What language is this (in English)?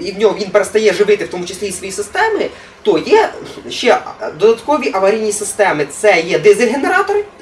Russian